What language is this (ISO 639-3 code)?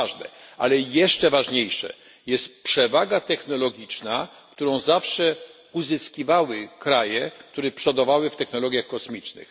pol